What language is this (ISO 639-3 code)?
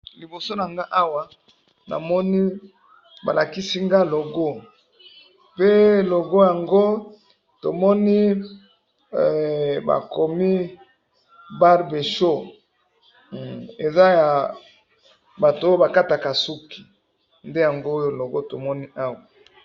lin